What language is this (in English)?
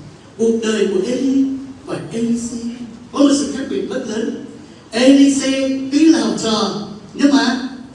Vietnamese